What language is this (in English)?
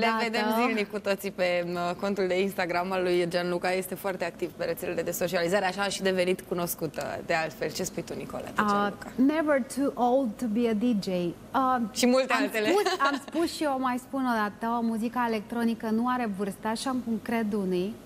Romanian